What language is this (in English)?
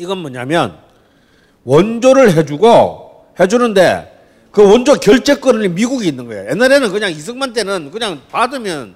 Korean